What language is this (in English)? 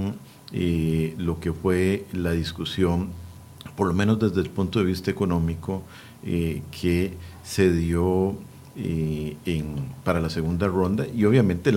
Spanish